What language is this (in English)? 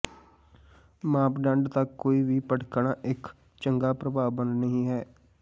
Punjabi